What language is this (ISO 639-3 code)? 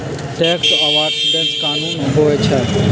mag